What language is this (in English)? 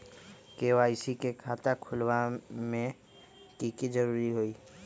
Magahi